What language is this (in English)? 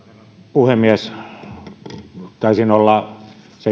Finnish